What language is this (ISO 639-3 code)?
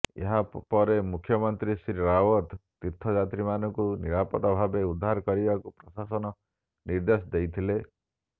ori